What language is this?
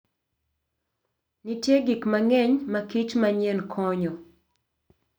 Luo (Kenya and Tanzania)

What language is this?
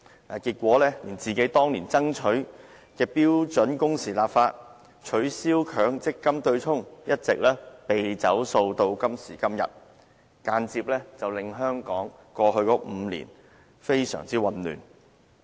Cantonese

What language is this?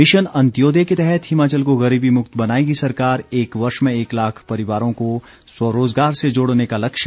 Hindi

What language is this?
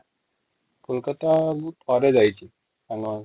Odia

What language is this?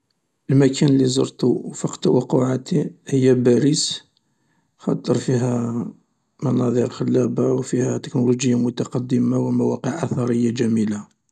Algerian Arabic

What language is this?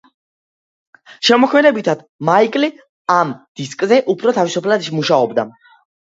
Georgian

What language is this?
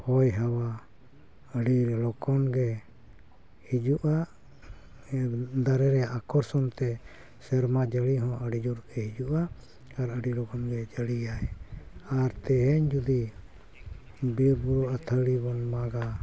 Santali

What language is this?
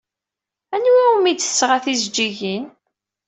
Kabyle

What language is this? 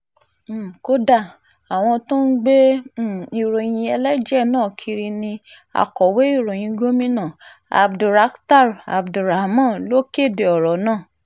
Yoruba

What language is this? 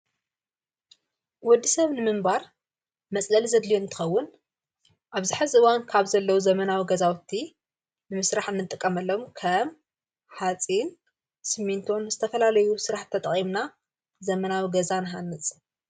Tigrinya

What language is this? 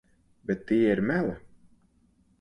Latvian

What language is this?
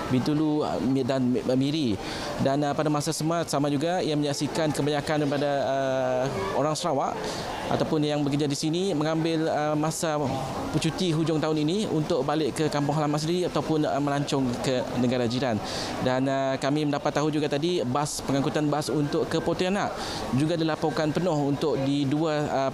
Malay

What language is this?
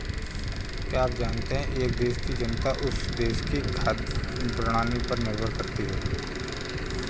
Hindi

